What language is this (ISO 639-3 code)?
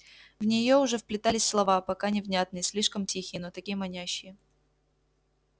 rus